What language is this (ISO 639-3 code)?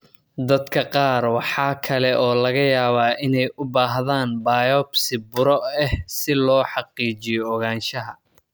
som